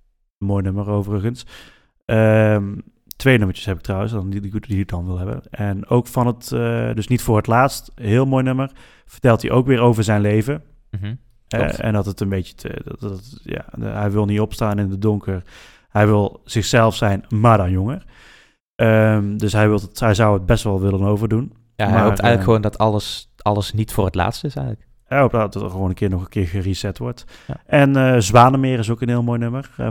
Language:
Dutch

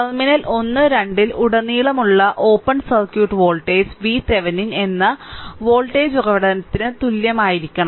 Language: Malayalam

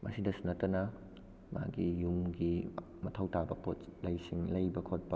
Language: Manipuri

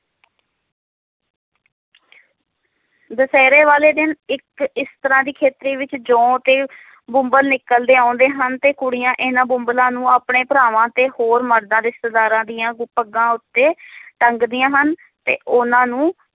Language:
Punjabi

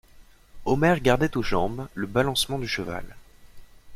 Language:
French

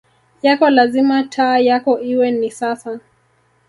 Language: Swahili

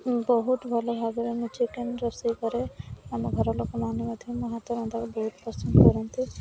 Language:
Odia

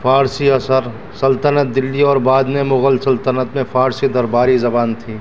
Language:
Urdu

